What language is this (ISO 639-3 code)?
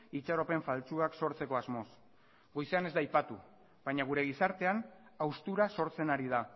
eus